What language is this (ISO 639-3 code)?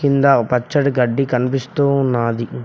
tel